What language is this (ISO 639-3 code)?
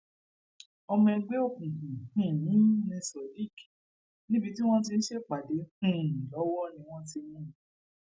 yor